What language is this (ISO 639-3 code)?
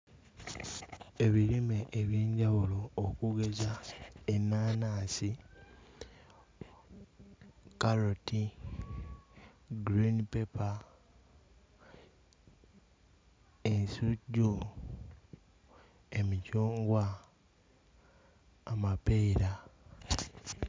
lug